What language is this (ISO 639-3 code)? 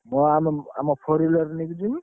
ori